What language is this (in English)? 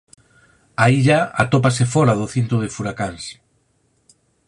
Galician